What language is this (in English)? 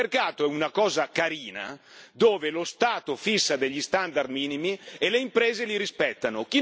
Italian